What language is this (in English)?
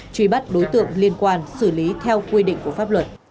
Vietnamese